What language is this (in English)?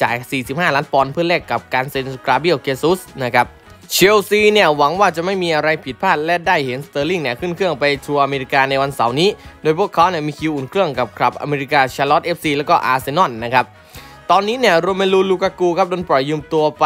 Thai